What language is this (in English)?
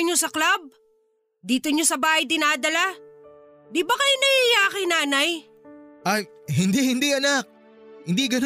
Filipino